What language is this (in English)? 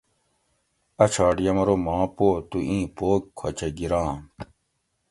Gawri